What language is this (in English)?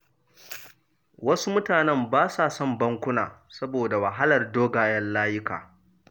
Hausa